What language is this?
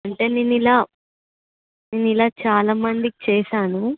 Telugu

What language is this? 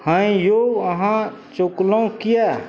Maithili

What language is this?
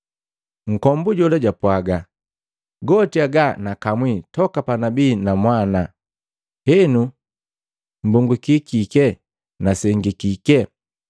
Matengo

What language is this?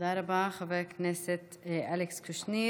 Hebrew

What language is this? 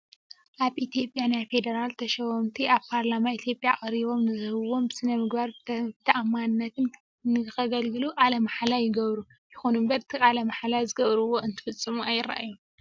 Tigrinya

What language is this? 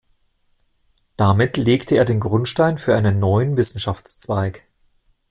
German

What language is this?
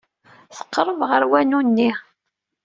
Kabyle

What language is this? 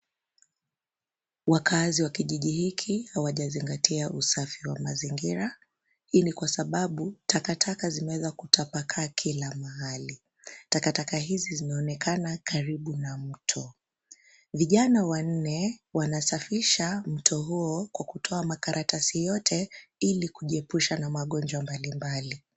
Swahili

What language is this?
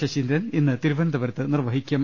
Malayalam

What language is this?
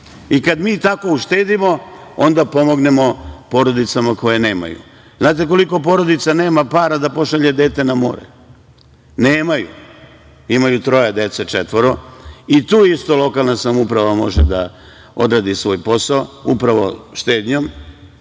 Serbian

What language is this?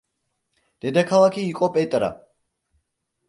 Georgian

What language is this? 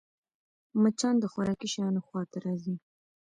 Pashto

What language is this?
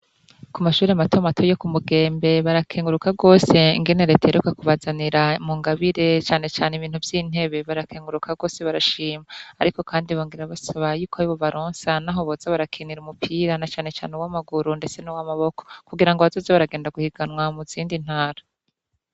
Rundi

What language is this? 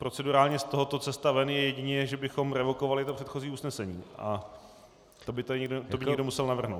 Czech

